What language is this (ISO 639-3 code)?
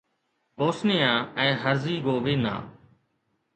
snd